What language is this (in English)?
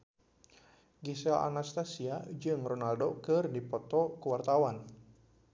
Sundanese